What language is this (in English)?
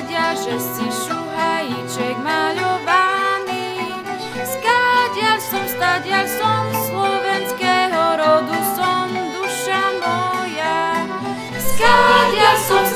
Slovak